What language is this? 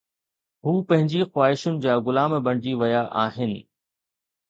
Sindhi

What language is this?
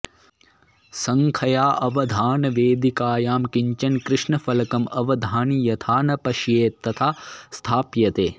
Sanskrit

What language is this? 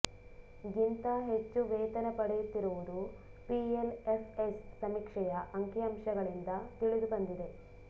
Kannada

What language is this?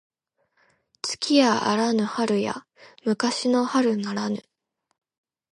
Japanese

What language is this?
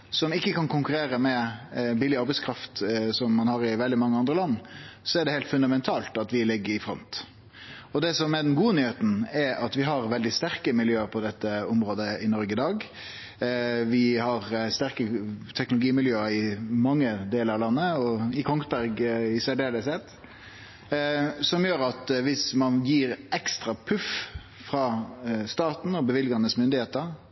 Norwegian Nynorsk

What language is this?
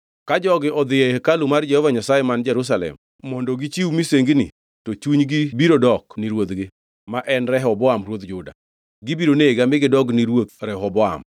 Luo (Kenya and Tanzania)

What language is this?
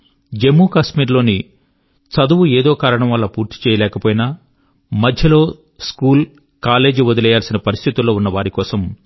Telugu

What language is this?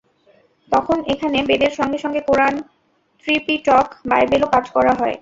Bangla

